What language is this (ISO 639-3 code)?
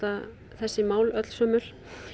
isl